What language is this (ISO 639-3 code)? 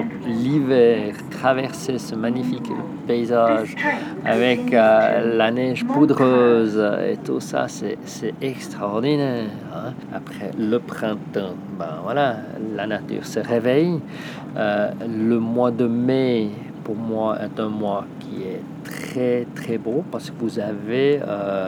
fra